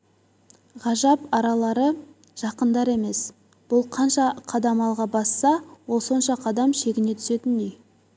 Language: Kazakh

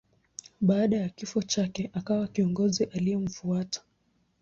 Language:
Swahili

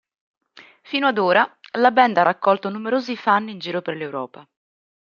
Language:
Italian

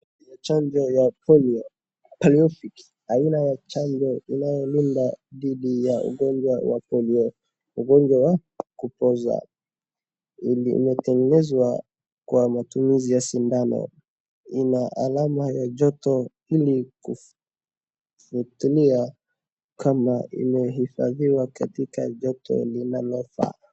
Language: Swahili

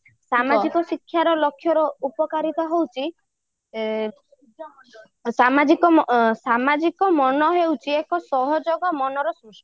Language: Odia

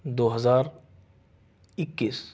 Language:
Urdu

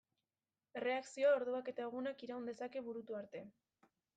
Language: Basque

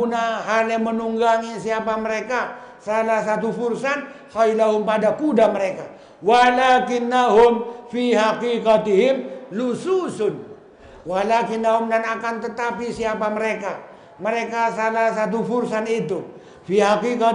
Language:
Indonesian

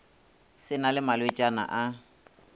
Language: Northern Sotho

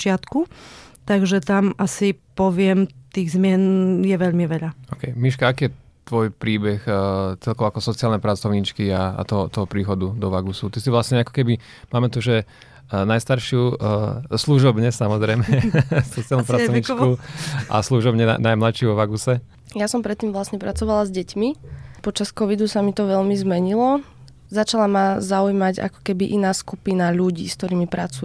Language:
Slovak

